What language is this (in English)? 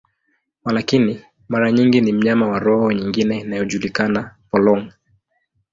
Swahili